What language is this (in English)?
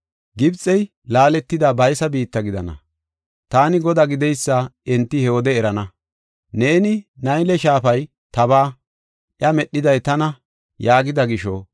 Gofa